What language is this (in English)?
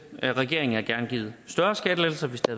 Danish